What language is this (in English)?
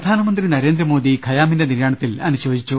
Malayalam